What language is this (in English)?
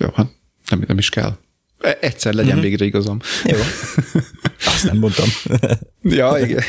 Hungarian